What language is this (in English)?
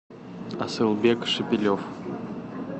Russian